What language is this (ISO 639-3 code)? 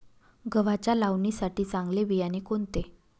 mar